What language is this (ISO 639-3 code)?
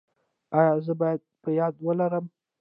pus